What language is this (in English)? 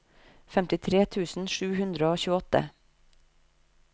Norwegian